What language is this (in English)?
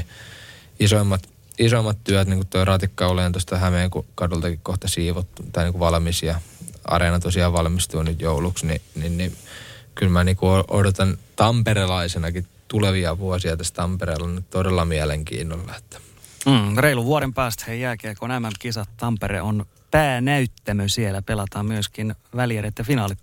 Finnish